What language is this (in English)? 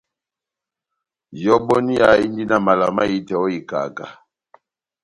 Batanga